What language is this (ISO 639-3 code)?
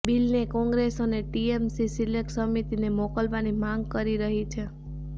guj